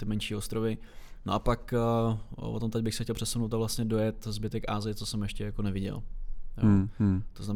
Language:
Czech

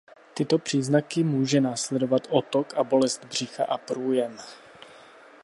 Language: Czech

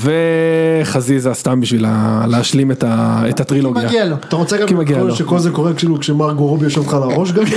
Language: Hebrew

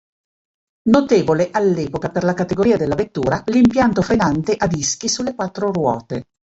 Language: Italian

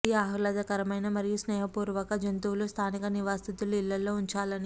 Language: Telugu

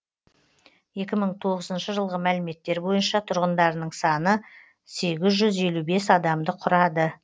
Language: Kazakh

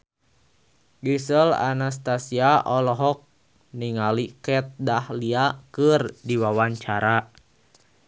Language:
Sundanese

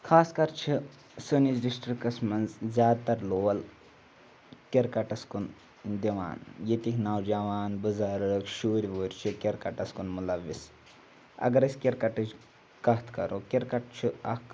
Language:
Kashmiri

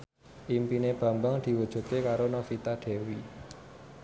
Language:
Javanese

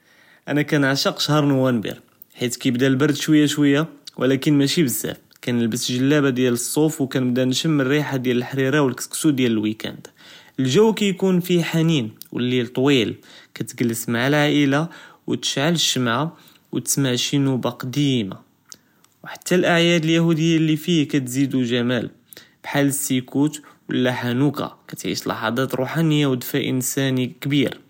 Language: Judeo-Arabic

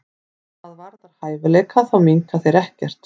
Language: Icelandic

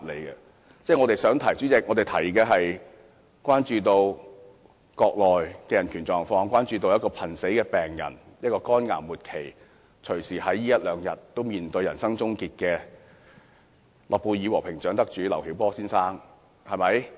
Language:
Cantonese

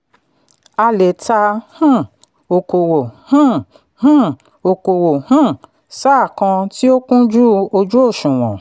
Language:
Yoruba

